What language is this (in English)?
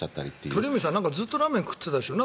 Japanese